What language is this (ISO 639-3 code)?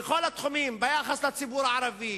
heb